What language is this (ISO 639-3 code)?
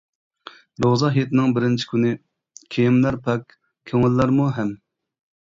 uig